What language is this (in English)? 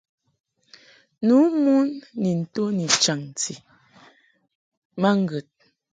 Mungaka